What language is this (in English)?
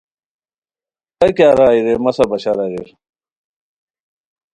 Khowar